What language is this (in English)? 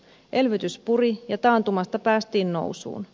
Finnish